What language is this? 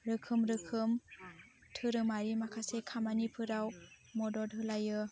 Bodo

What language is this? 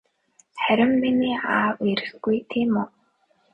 Mongolian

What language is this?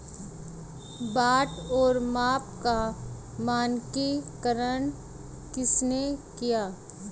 Hindi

